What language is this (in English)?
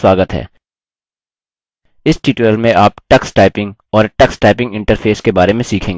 Hindi